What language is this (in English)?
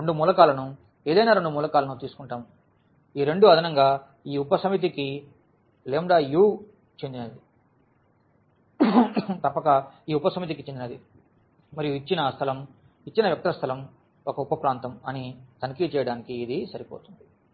Telugu